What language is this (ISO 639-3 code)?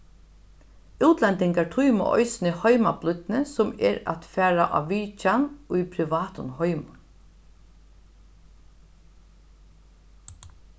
fao